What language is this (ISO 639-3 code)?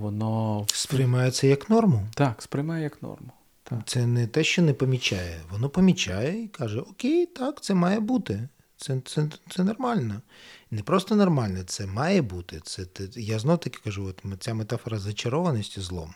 ukr